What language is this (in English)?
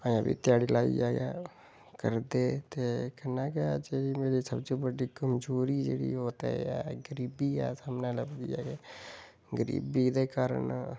Dogri